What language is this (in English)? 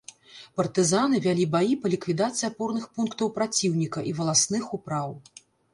Belarusian